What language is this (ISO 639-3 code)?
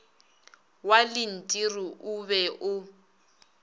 nso